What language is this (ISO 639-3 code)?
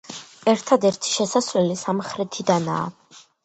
kat